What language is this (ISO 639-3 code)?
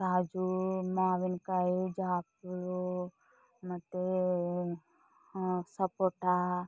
kan